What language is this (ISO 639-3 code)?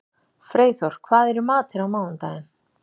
isl